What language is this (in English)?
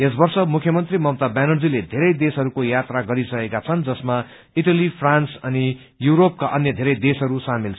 Nepali